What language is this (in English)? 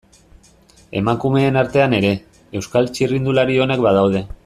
Basque